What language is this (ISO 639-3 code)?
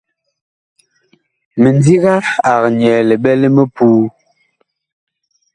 bkh